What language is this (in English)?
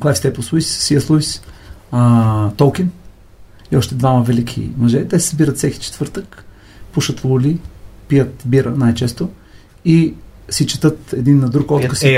Bulgarian